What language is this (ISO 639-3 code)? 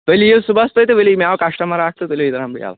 kas